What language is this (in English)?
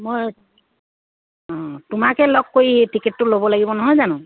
Assamese